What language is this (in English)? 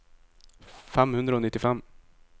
Norwegian